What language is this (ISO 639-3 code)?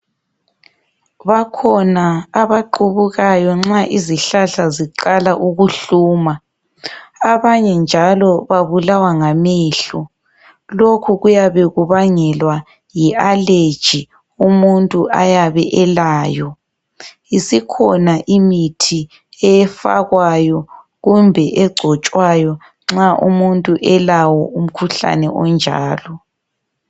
nde